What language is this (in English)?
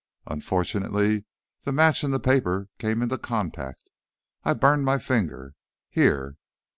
English